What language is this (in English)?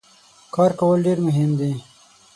Pashto